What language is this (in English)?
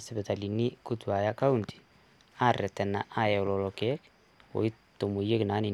Masai